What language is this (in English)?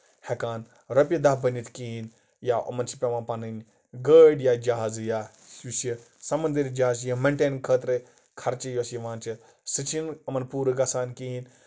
Kashmiri